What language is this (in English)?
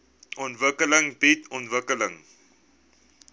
Afrikaans